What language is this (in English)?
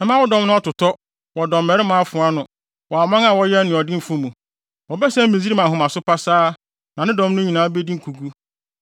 Akan